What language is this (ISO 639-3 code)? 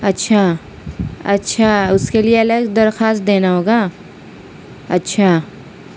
urd